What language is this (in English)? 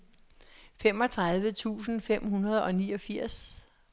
Danish